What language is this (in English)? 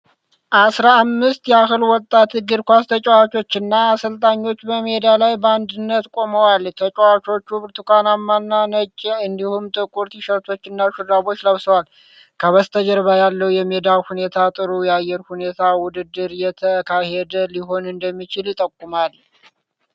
Amharic